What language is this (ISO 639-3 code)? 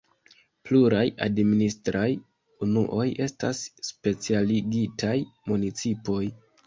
epo